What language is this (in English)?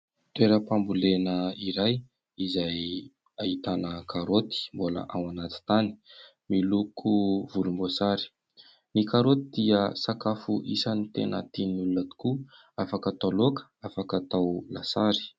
Malagasy